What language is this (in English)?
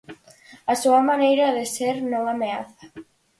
Galician